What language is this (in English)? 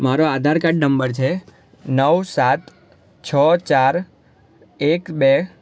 Gujarati